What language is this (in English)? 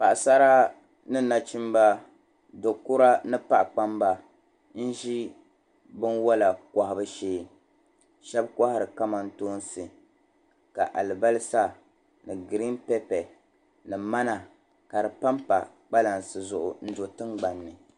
Dagbani